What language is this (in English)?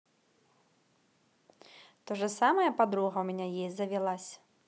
Russian